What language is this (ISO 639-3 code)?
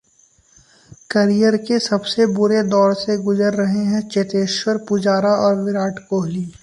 hin